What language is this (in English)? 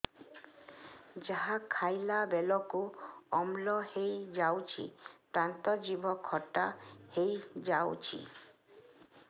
Odia